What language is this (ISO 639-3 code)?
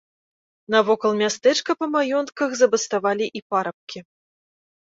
bel